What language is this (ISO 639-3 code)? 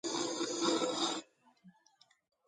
kat